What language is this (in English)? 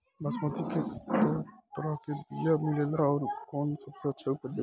Bhojpuri